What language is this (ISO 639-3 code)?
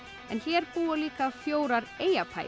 isl